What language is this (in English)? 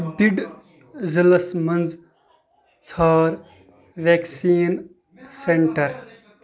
Kashmiri